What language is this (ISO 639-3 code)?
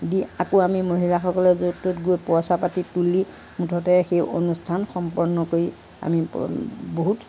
asm